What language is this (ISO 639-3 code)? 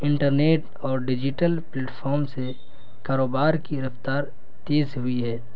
urd